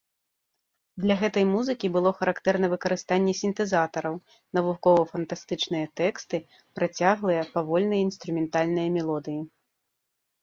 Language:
Belarusian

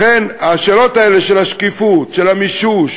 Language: Hebrew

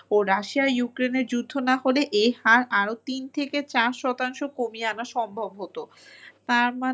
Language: Bangla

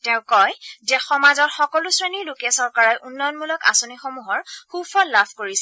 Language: Assamese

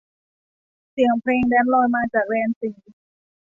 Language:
Thai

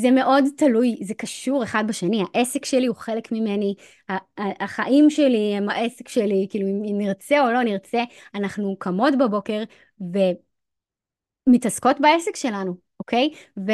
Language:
Hebrew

